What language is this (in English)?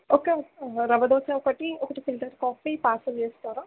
Telugu